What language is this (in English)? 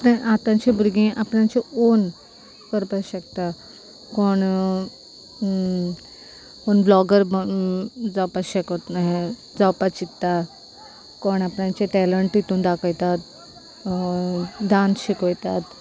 Konkani